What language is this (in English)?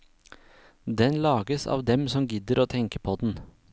Norwegian